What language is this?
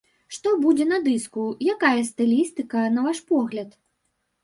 Belarusian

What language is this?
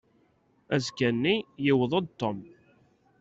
Kabyle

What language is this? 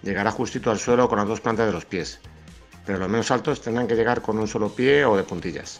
Spanish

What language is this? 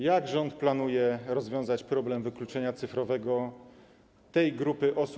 Polish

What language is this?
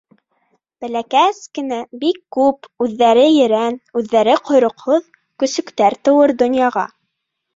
Bashkir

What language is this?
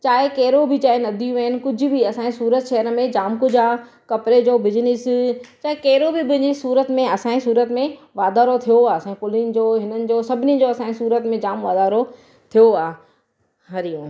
Sindhi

